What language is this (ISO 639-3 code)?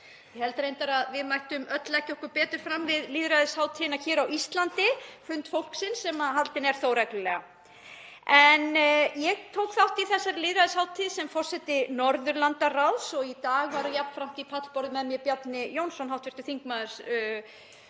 isl